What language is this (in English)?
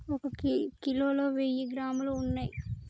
Telugu